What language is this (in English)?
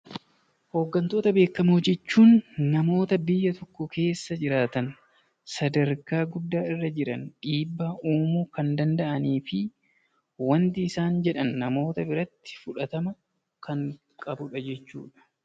Oromo